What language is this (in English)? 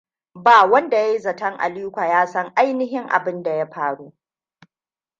Hausa